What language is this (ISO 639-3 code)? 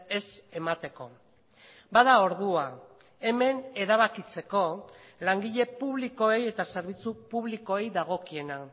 eus